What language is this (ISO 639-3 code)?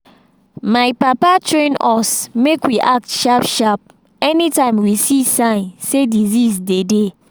pcm